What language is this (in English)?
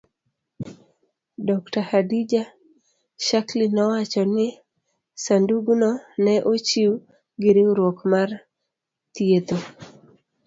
Luo (Kenya and Tanzania)